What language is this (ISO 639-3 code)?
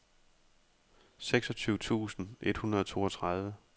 dan